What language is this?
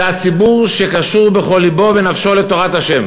Hebrew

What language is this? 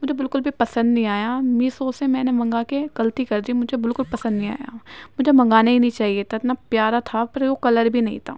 Urdu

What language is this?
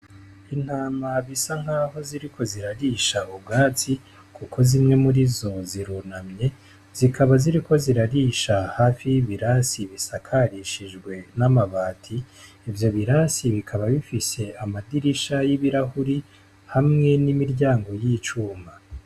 Rundi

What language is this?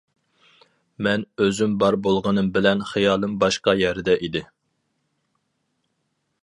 Uyghur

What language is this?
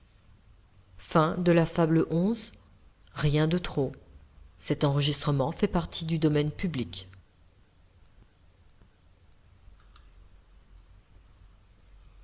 French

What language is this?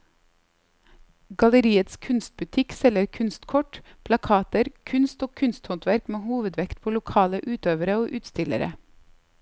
Norwegian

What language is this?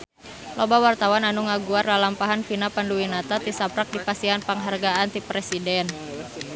Sundanese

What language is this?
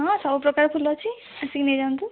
Odia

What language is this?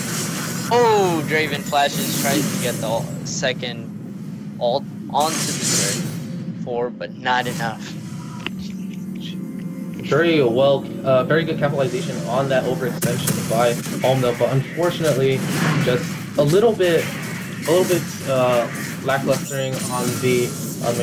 English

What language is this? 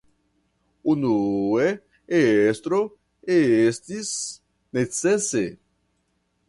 Esperanto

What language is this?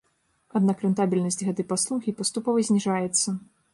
Belarusian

